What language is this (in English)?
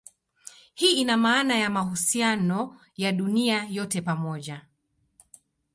Swahili